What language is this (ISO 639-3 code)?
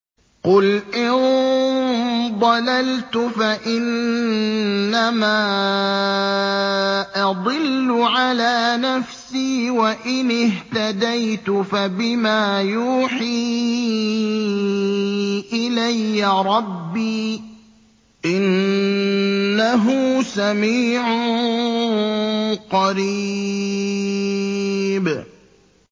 ara